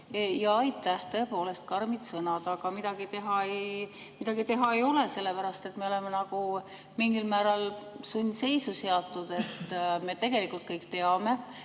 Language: Estonian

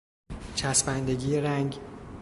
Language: Persian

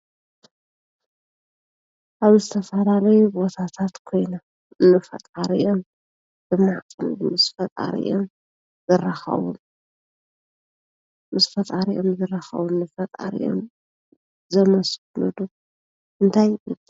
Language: Tigrinya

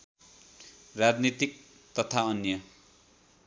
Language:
Nepali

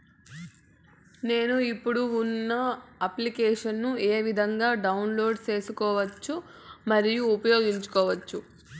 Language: Telugu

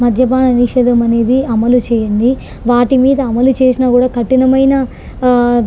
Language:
Telugu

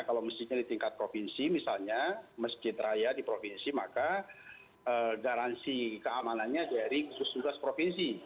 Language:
Indonesian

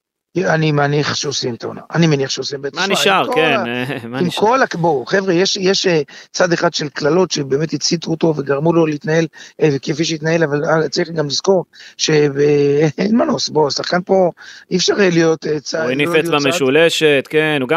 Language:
Hebrew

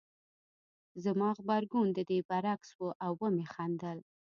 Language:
Pashto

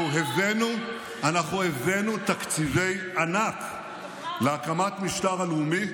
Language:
Hebrew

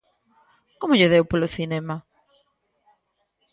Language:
Galician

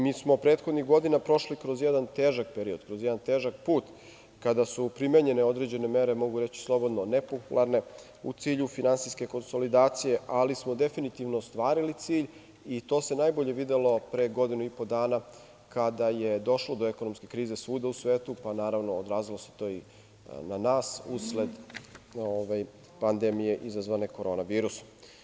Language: Serbian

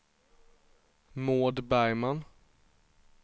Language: Swedish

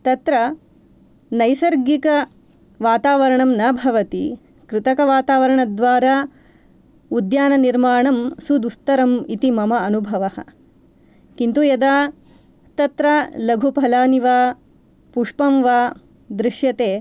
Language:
Sanskrit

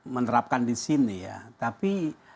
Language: Indonesian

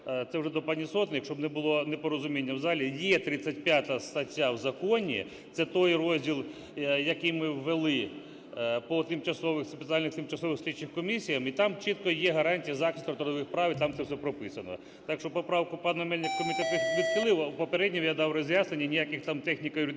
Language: Ukrainian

